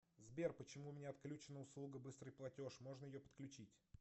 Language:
Russian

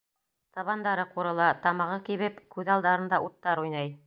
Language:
Bashkir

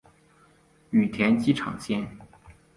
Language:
Chinese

